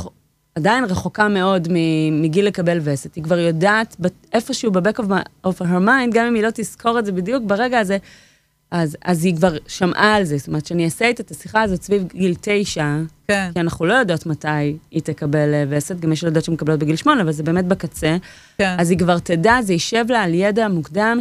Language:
Hebrew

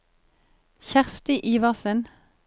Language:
Norwegian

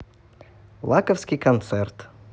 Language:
Russian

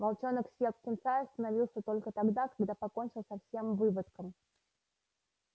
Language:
Russian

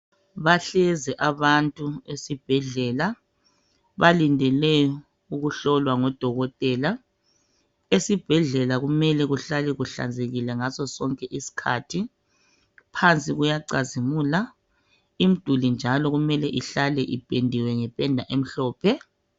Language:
North Ndebele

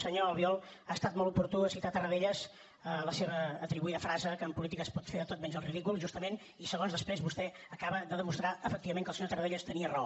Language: Catalan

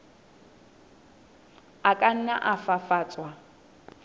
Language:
Southern Sotho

